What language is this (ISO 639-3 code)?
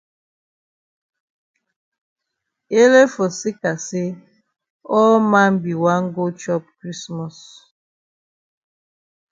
wes